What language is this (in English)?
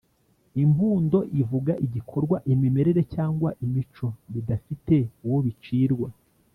Kinyarwanda